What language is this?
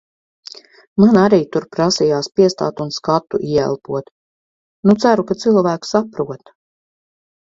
Latvian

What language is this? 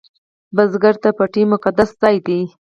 Pashto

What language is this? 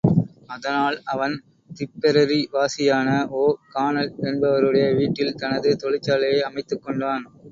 Tamil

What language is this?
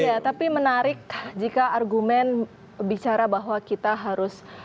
Indonesian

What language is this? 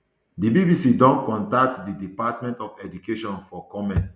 Nigerian Pidgin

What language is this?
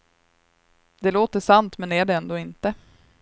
Swedish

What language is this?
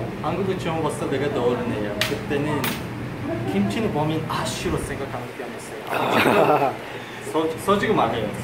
Korean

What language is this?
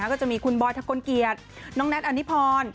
Thai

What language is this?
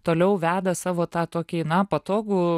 Lithuanian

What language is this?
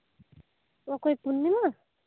Santali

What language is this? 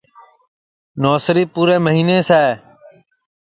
Sansi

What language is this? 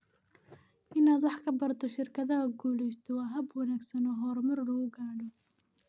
Somali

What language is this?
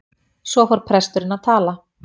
Icelandic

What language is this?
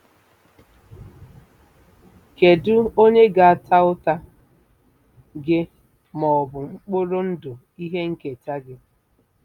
Igbo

